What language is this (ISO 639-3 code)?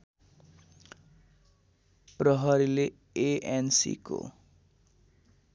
nep